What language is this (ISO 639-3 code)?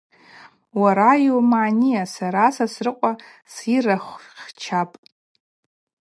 abq